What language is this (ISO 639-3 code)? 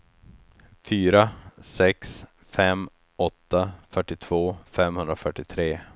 swe